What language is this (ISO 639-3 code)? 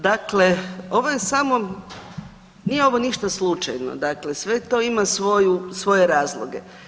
hrv